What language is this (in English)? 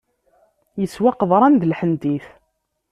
Kabyle